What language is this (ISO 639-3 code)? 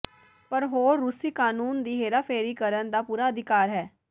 pan